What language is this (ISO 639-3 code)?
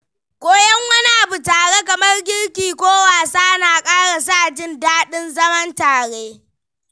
hau